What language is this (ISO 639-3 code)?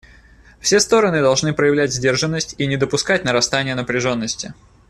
rus